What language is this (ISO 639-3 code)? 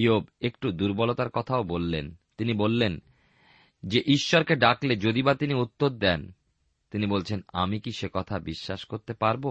ben